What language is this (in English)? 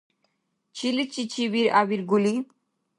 Dargwa